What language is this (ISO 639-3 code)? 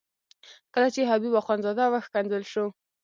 pus